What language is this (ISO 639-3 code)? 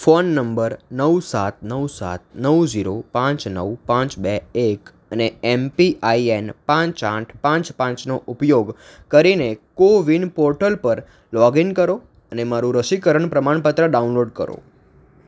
guj